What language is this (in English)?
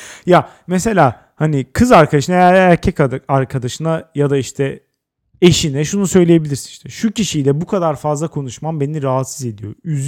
Turkish